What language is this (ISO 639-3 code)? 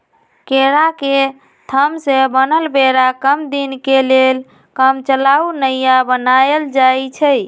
mag